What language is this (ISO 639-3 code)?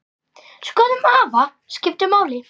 isl